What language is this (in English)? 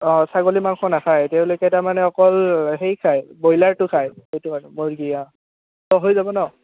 Assamese